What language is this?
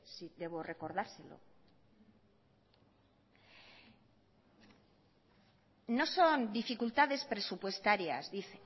Spanish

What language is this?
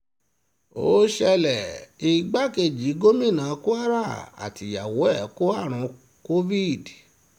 Yoruba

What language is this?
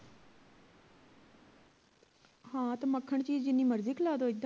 Punjabi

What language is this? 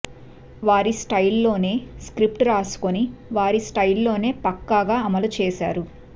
Telugu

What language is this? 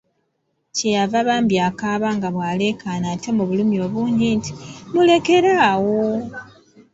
Ganda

